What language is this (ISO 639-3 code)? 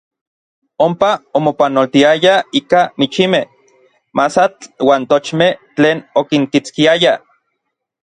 nlv